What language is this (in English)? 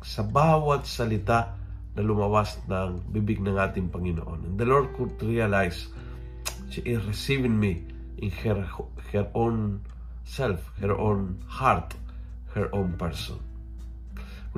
Filipino